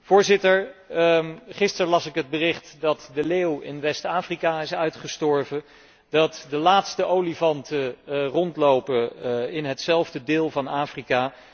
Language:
Dutch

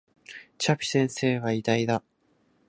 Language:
Japanese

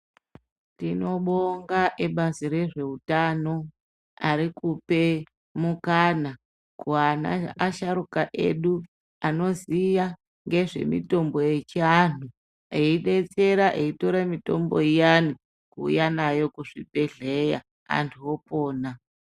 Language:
Ndau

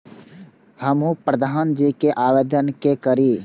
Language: Maithili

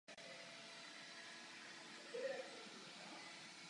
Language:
Czech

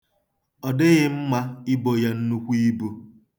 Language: Igbo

